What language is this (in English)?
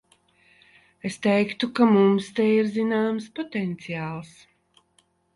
Latvian